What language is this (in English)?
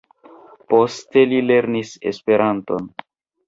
Esperanto